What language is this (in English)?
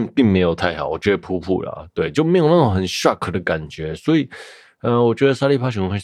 Chinese